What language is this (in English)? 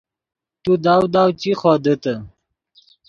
Yidgha